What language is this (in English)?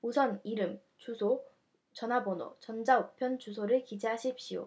Korean